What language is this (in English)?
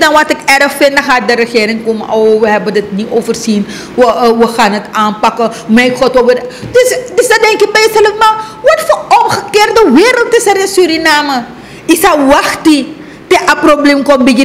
Dutch